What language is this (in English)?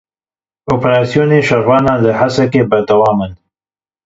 Kurdish